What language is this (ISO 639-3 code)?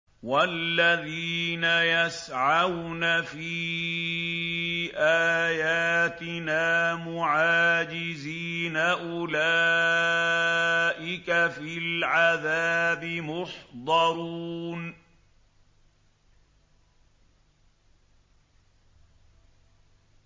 ara